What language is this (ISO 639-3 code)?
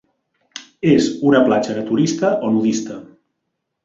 cat